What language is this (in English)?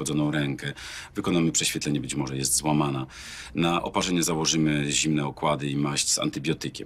Polish